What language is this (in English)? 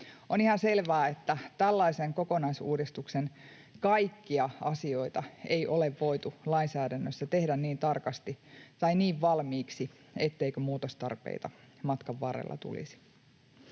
Finnish